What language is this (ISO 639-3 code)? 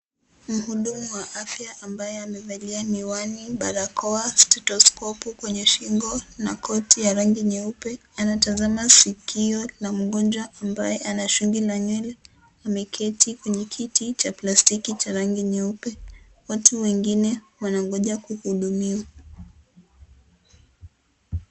swa